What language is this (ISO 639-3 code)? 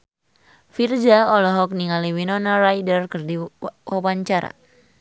sun